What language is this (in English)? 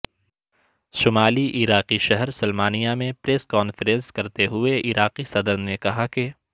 Urdu